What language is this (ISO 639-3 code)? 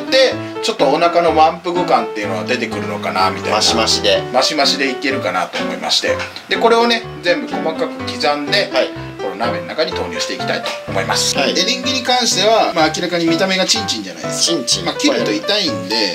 jpn